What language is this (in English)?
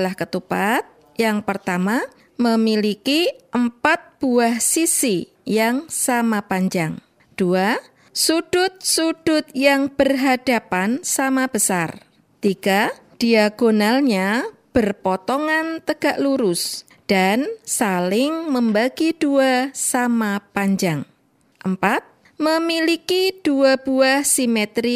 Indonesian